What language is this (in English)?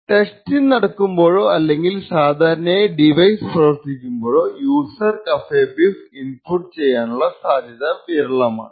Malayalam